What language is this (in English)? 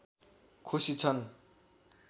Nepali